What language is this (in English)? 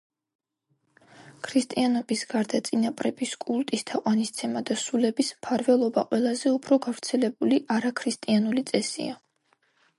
Georgian